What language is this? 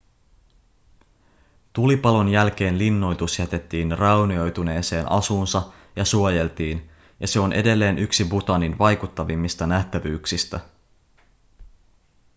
Finnish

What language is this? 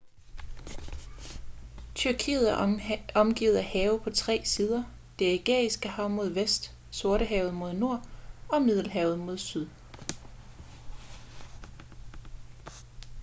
Danish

